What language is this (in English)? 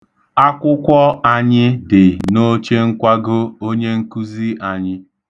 Igbo